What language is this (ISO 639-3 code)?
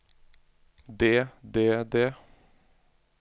nor